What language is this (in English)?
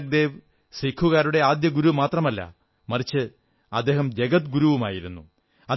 Malayalam